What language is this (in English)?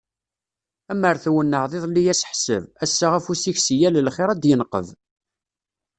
Kabyle